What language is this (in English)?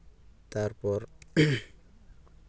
Santali